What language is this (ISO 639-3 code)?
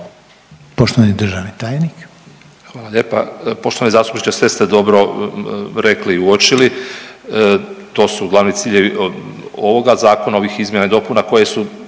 hrv